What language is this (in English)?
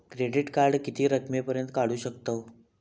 Marathi